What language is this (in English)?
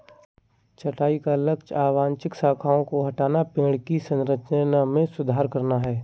Hindi